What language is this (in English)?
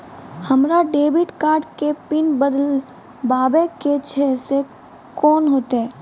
Maithili